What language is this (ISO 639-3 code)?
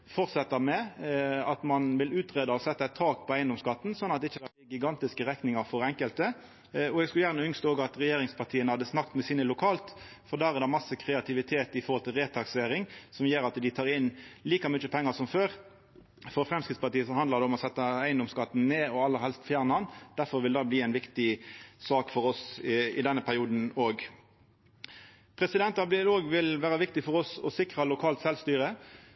nno